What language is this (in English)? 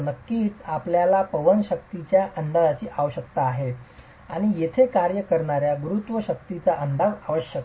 Marathi